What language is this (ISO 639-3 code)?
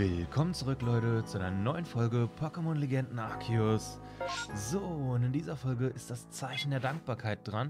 deu